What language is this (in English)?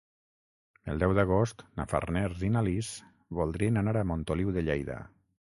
Catalan